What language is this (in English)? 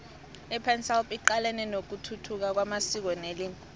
South Ndebele